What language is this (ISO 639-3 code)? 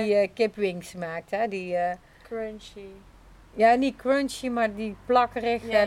nld